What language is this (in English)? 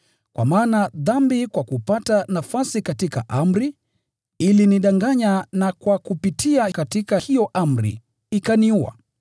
Swahili